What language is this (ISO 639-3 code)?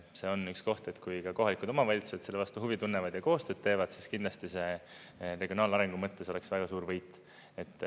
est